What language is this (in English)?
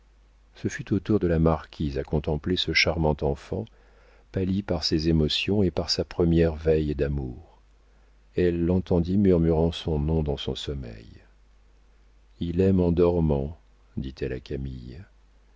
French